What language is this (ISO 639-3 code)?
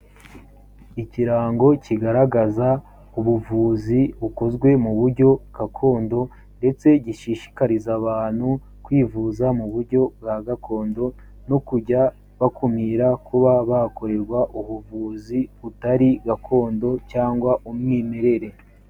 kin